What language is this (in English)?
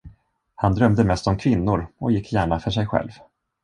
Swedish